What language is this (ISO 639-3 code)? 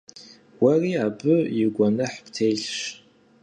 kbd